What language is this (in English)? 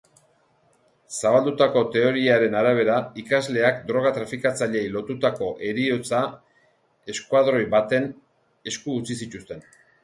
Basque